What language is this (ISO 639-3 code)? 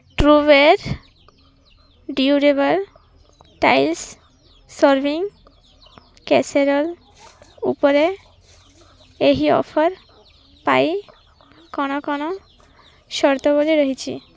ori